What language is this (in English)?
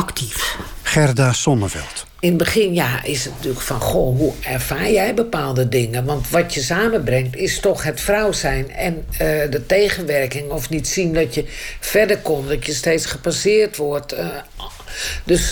Dutch